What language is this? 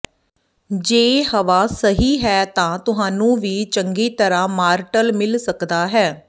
Punjabi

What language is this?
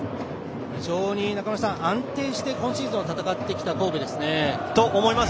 Japanese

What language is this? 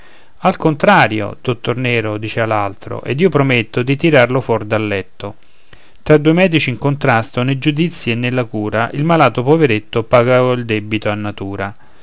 Italian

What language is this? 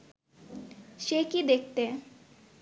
Bangla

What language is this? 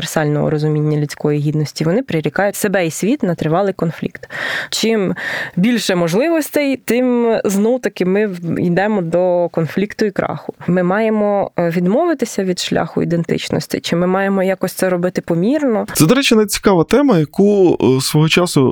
Ukrainian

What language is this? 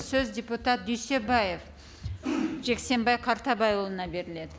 Kazakh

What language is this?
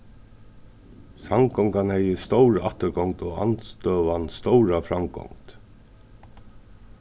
Faroese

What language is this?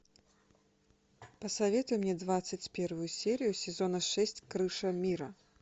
Russian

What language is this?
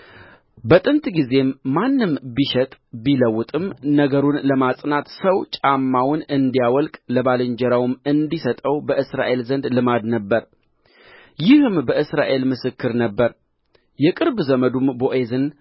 Amharic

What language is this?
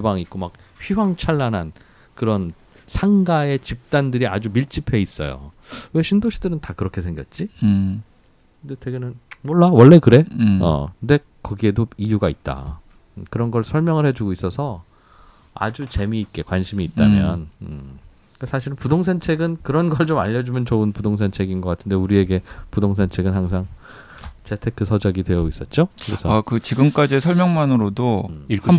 Korean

